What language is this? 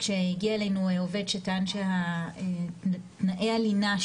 Hebrew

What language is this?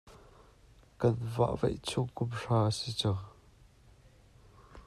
Hakha Chin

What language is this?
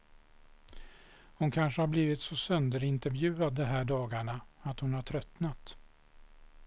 Swedish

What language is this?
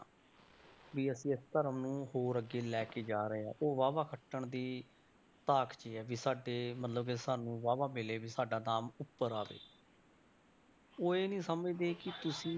Punjabi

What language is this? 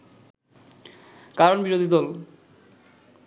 Bangla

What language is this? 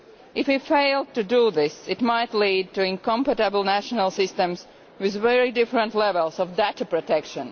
English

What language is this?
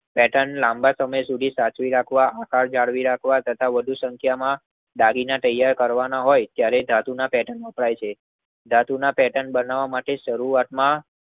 Gujarati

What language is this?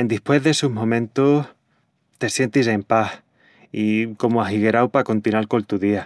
Extremaduran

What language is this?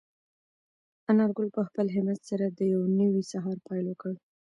Pashto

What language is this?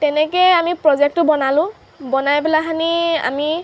Assamese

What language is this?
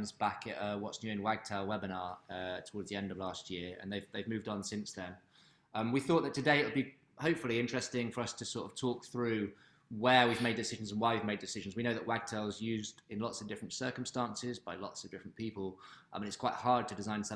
English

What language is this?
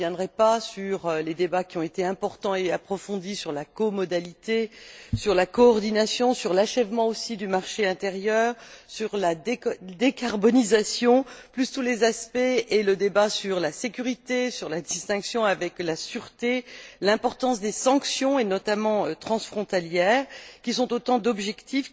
French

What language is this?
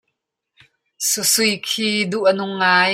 Hakha Chin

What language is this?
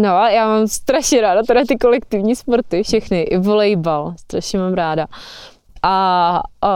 Czech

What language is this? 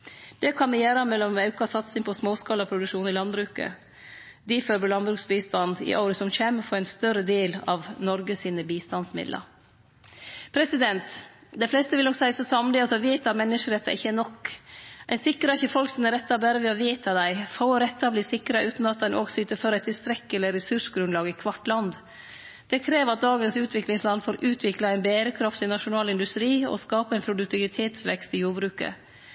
Norwegian Nynorsk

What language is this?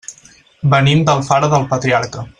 Catalan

